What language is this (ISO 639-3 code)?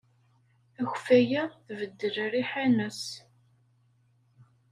kab